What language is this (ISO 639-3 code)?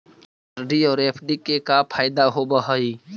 mag